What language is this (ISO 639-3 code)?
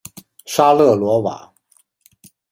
zho